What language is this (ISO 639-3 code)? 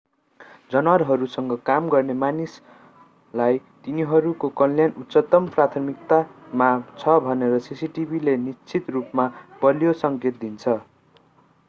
nep